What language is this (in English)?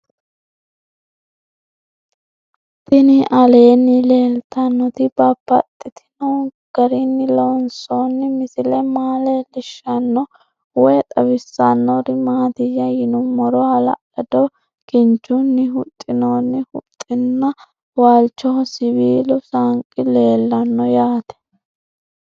Sidamo